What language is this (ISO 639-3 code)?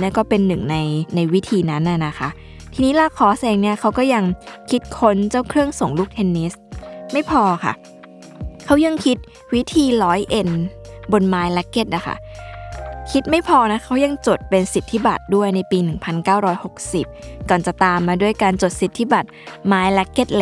tha